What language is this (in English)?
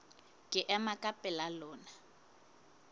Southern Sotho